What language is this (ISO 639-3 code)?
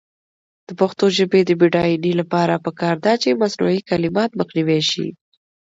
pus